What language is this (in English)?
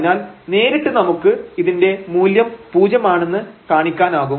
Malayalam